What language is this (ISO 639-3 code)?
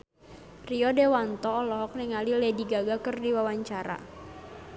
sun